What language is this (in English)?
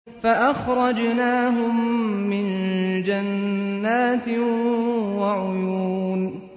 Arabic